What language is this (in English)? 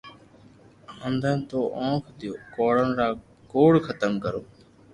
Loarki